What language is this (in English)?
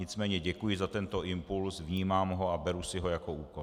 Czech